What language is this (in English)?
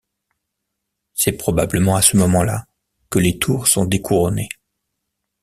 French